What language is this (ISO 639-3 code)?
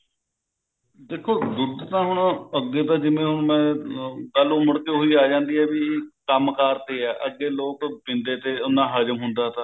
pan